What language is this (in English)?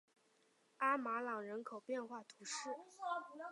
Chinese